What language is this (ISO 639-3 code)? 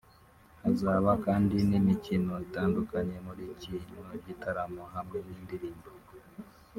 kin